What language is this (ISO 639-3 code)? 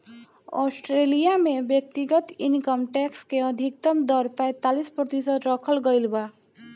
bho